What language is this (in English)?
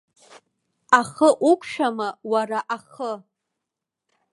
Abkhazian